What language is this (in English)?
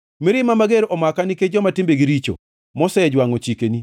Luo (Kenya and Tanzania)